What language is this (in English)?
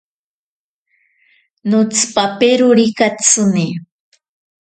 Ashéninka Perené